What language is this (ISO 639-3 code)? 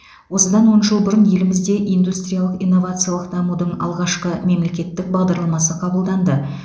kaz